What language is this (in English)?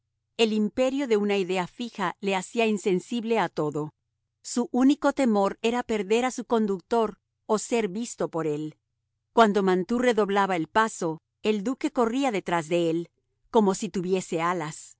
Spanish